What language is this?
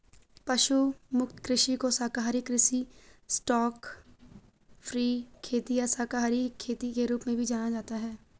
Hindi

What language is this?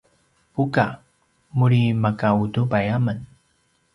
Paiwan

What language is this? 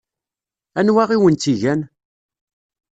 Kabyle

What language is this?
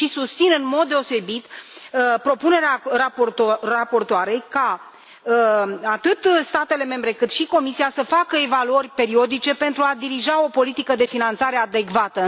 Romanian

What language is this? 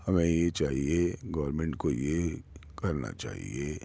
Urdu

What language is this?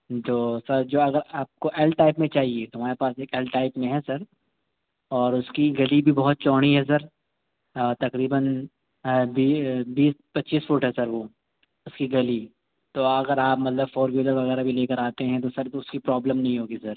Urdu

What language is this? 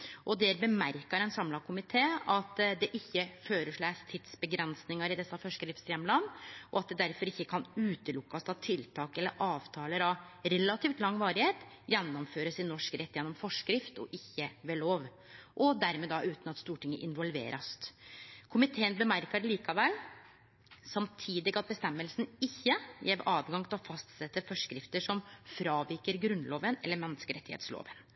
Norwegian Nynorsk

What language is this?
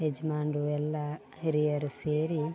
Kannada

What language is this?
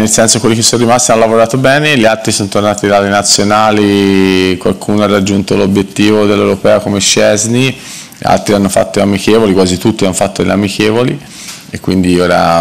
Italian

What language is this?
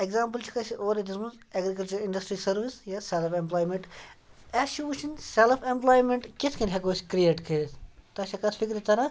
Kashmiri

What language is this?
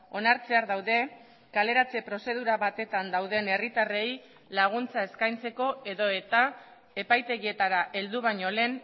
Basque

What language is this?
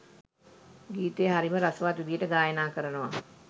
Sinhala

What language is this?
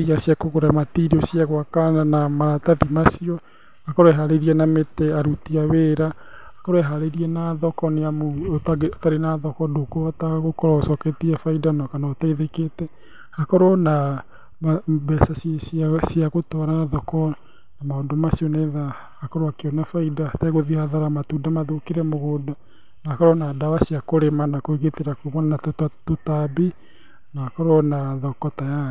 Kikuyu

